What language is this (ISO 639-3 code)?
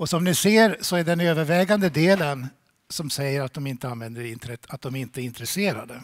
swe